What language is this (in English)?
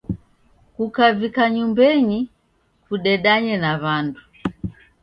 Taita